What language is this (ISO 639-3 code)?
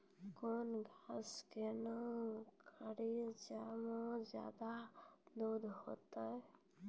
mai